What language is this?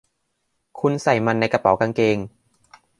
Thai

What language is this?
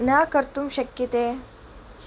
Sanskrit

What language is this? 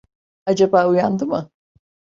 Turkish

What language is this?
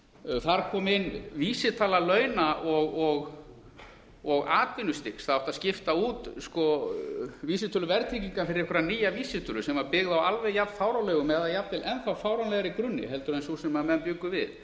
Icelandic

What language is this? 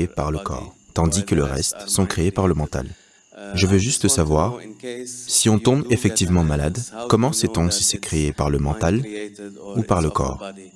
French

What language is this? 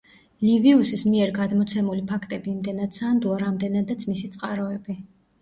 Georgian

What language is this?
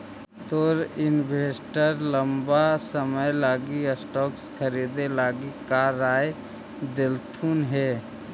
Magahi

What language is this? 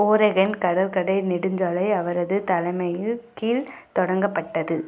Tamil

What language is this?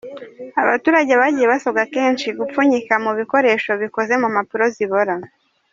Kinyarwanda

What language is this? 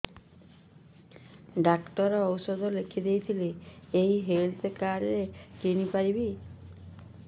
Odia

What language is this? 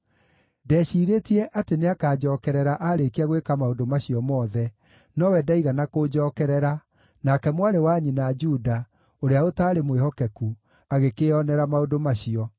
Kikuyu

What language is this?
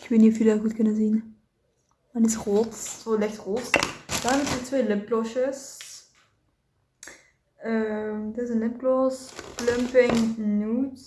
Dutch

